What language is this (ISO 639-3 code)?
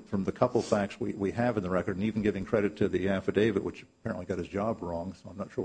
eng